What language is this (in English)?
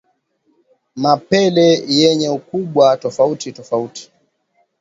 Swahili